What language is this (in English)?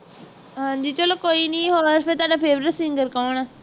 Punjabi